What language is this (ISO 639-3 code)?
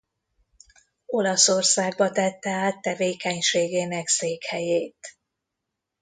hun